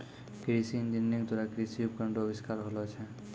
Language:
Maithili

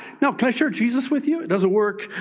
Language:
English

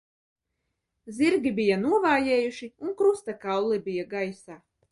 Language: Latvian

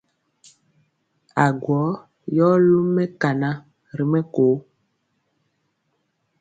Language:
Mpiemo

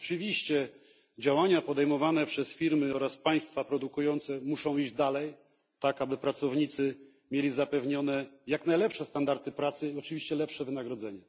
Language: Polish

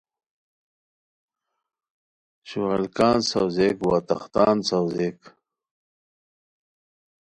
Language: Khowar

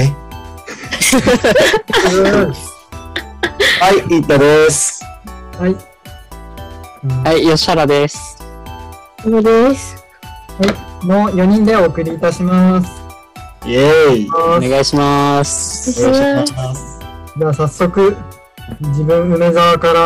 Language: Japanese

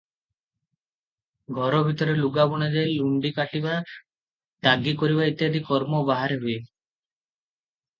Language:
Odia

